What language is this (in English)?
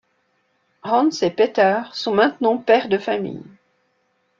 French